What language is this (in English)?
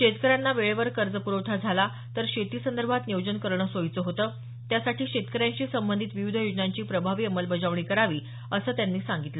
Marathi